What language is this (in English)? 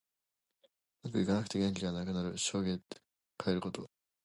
Japanese